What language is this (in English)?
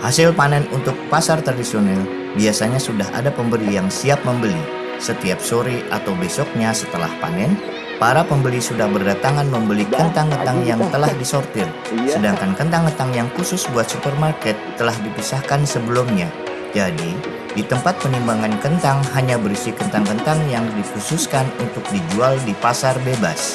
Indonesian